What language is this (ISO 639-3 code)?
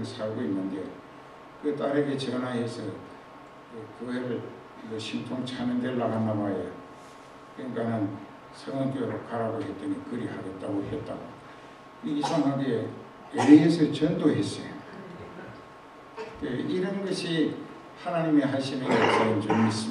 kor